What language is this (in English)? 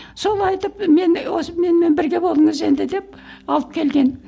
Kazakh